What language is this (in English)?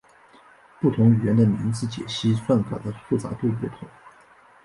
Chinese